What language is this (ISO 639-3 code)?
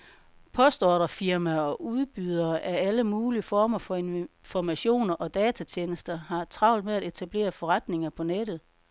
dan